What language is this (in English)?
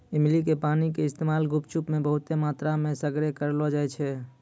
Maithili